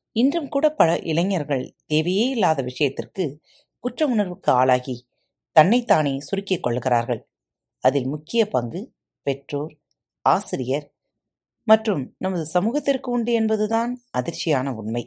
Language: Tamil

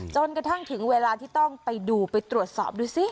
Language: Thai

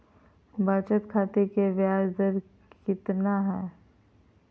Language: Magahi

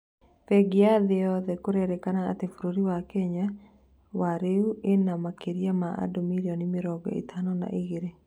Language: Kikuyu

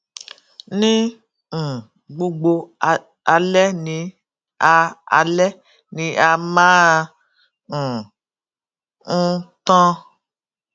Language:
Yoruba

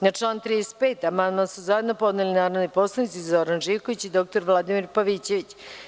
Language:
Serbian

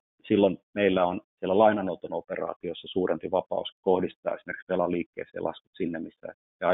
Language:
Finnish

